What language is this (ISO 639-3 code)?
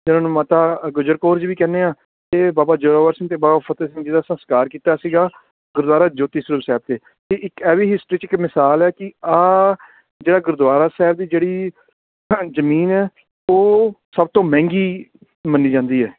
pan